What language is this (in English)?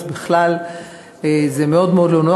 Hebrew